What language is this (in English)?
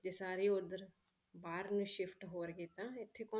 Punjabi